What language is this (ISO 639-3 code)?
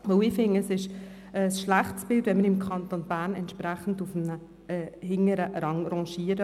gsw